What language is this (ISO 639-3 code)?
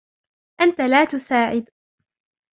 ara